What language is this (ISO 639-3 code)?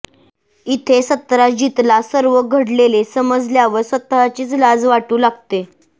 mar